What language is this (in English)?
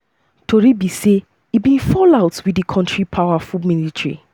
Nigerian Pidgin